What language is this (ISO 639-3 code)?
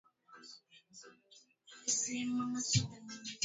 swa